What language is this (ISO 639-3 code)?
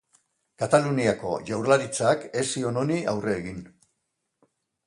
eus